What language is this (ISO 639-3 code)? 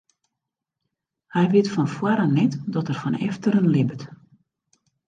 fry